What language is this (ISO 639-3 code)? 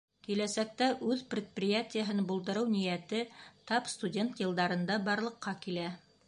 bak